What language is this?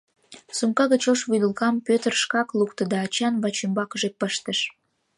Mari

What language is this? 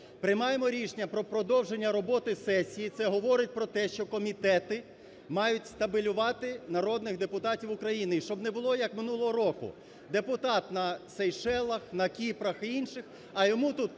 Ukrainian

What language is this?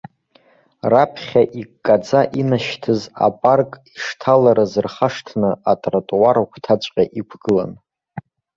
Abkhazian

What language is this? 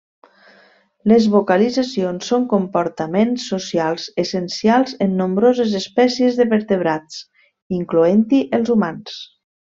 Catalan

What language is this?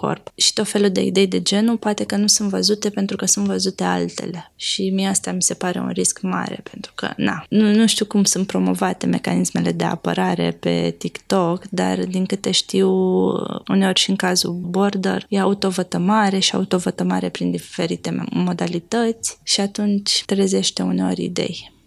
Romanian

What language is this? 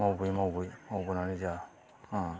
Bodo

